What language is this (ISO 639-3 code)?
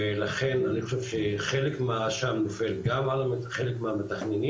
heb